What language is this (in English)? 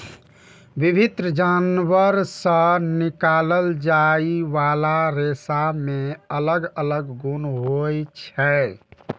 Maithili